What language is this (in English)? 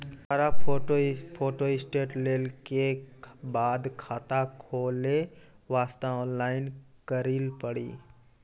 Maithili